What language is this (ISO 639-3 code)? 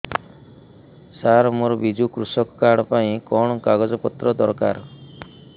ori